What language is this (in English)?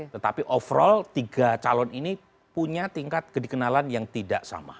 Indonesian